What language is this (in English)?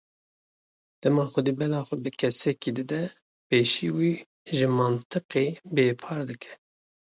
Kurdish